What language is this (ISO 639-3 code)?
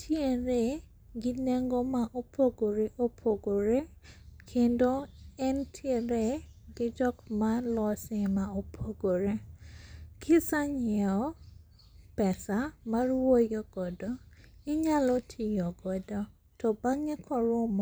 luo